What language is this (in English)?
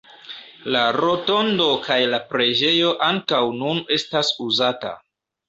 Esperanto